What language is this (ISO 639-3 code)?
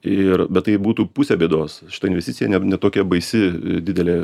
lit